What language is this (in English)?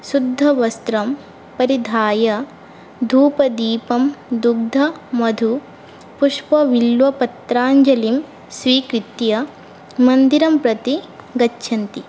Sanskrit